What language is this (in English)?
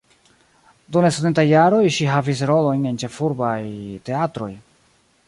Esperanto